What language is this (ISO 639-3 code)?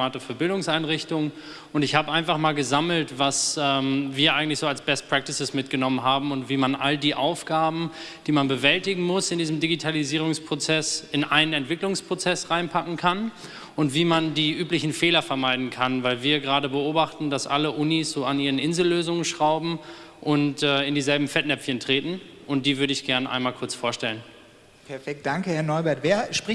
deu